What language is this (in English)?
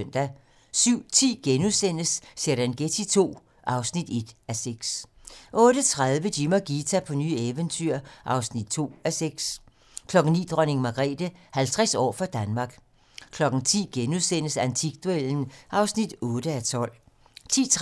Danish